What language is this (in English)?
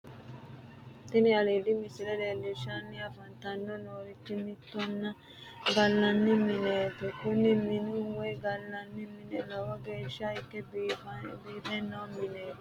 Sidamo